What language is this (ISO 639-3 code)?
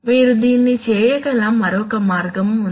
tel